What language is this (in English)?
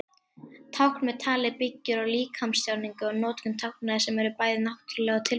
Icelandic